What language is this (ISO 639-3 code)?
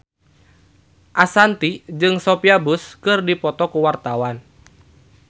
sun